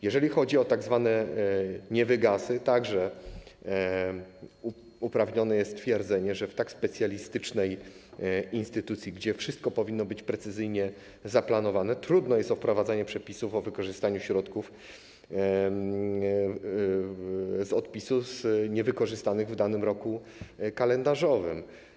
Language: Polish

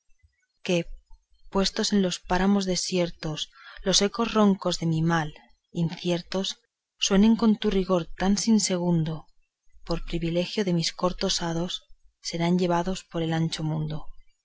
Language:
Spanish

